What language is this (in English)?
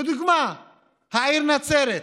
Hebrew